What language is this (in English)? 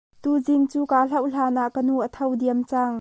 Hakha Chin